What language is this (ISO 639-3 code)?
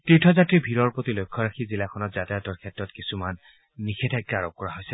asm